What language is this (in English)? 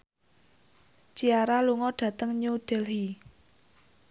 Javanese